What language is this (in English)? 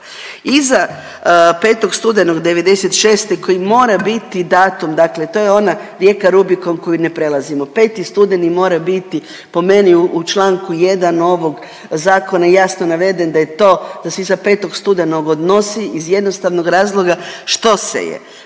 Croatian